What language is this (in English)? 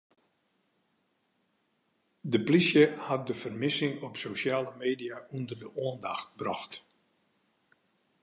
Western Frisian